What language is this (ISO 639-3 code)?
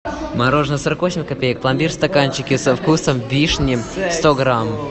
rus